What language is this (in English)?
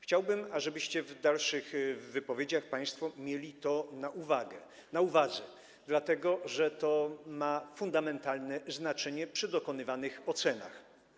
Polish